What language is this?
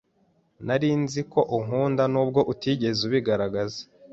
Kinyarwanda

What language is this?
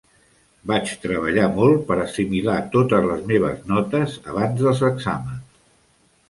Catalan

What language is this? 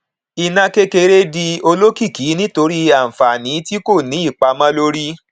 Yoruba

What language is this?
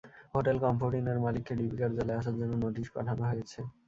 Bangla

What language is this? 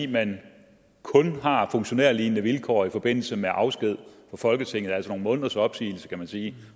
Danish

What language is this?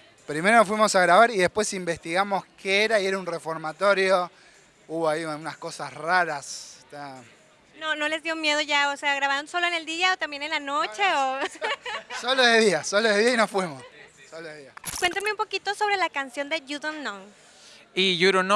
Spanish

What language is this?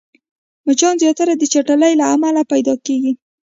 Pashto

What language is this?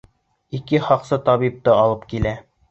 Bashkir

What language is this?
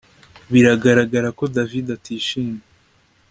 Kinyarwanda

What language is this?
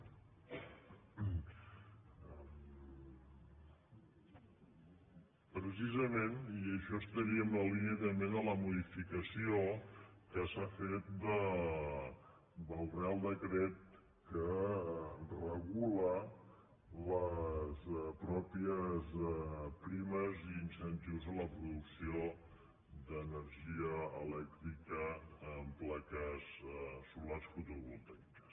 Catalan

